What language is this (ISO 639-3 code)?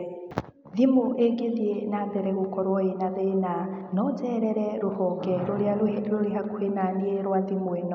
kik